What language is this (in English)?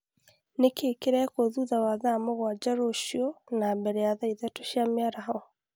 Kikuyu